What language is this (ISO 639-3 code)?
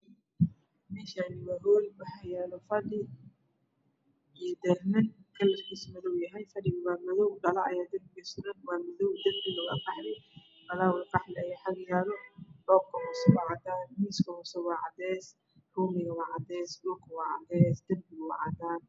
som